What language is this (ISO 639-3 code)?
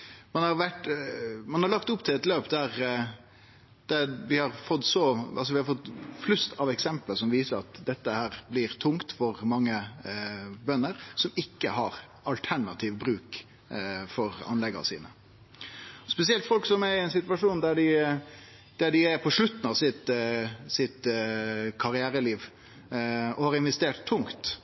nno